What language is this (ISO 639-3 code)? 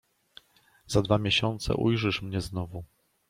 pol